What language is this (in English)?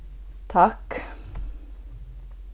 Faroese